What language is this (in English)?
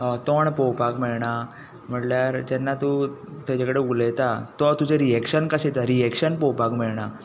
Konkani